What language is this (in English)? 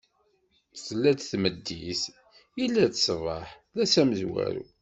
Kabyle